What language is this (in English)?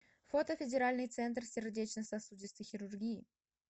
Russian